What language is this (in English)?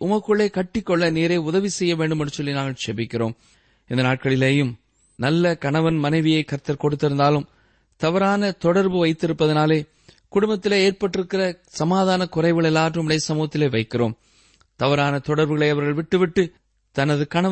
Tamil